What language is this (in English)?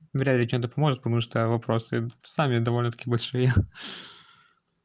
Russian